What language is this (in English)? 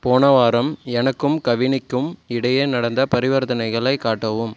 Tamil